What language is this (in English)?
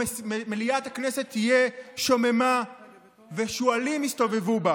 Hebrew